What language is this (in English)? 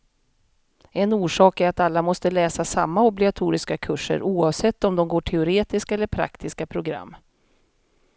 Swedish